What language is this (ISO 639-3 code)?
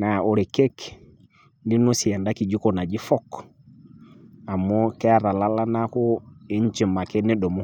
mas